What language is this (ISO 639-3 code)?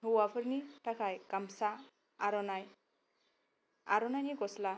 brx